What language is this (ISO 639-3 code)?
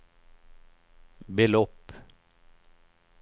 swe